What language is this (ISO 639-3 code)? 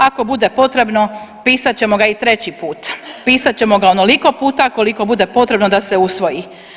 hrv